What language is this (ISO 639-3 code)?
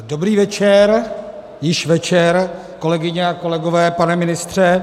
ces